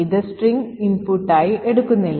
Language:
Malayalam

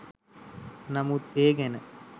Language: Sinhala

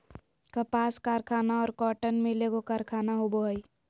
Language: Magahi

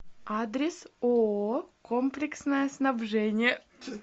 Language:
Russian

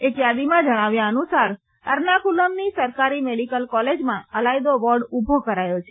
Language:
Gujarati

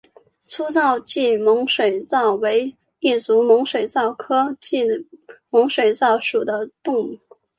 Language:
Chinese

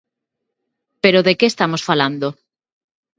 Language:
Galician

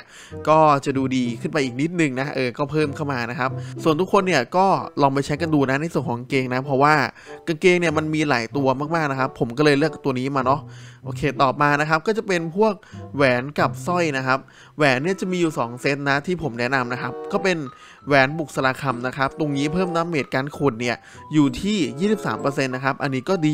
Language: Thai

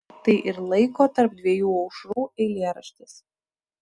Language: Lithuanian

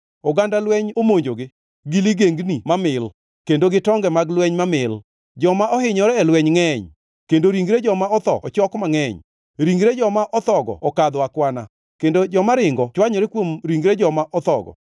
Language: Luo (Kenya and Tanzania)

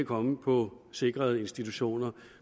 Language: Danish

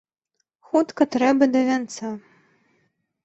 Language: Belarusian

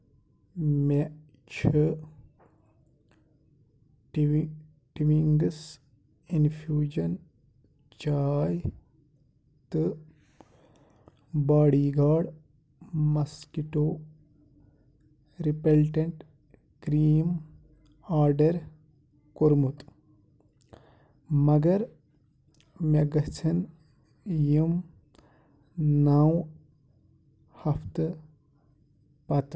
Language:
Kashmiri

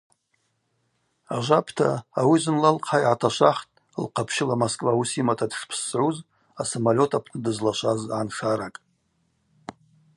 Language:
Abaza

